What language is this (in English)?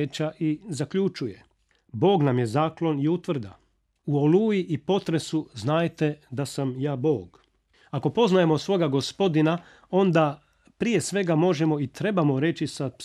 Croatian